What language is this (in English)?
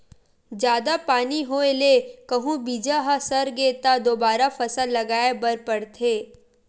Chhattisgarhi